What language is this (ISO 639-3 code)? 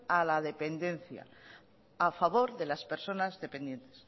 spa